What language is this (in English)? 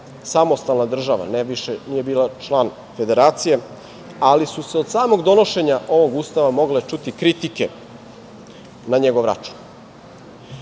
Serbian